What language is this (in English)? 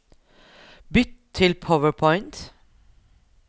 Norwegian